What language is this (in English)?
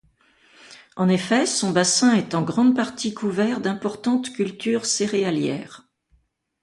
French